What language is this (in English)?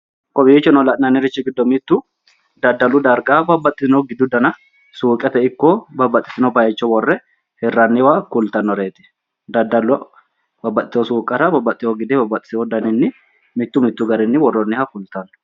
Sidamo